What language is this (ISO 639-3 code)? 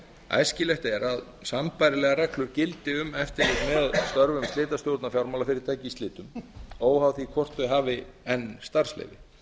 isl